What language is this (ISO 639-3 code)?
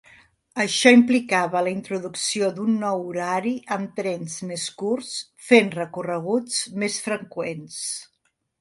cat